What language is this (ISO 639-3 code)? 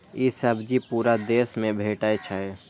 mai